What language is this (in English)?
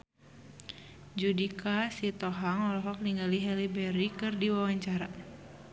Sundanese